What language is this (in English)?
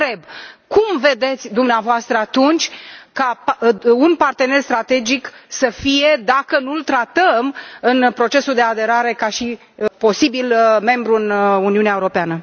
Romanian